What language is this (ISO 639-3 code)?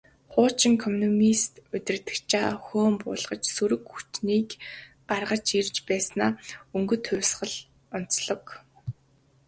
mon